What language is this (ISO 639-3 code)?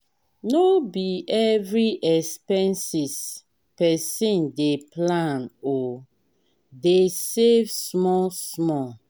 pcm